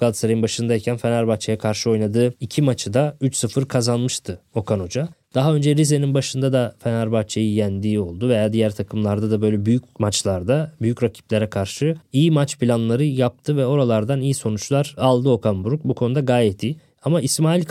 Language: Turkish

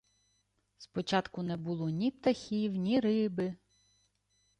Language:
Ukrainian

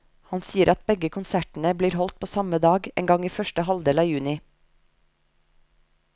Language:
Norwegian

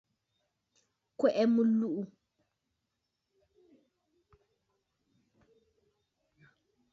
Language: Bafut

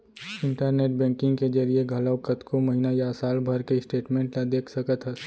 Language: Chhattisgarhi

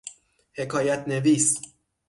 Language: Persian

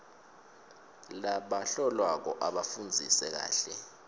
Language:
Swati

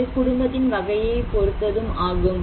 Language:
Tamil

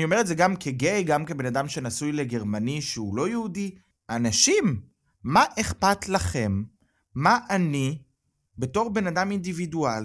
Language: Hebrew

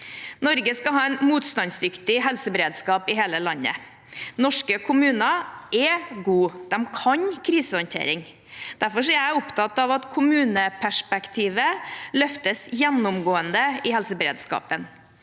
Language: Norwegian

